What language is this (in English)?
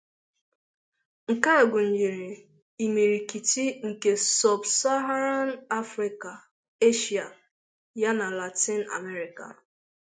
Igbo